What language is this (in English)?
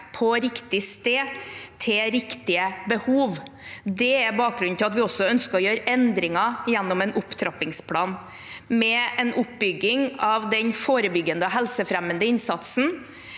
Norwegian